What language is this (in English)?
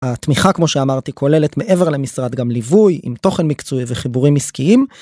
Hebrew